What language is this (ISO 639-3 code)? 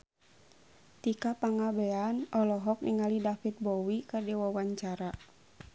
sun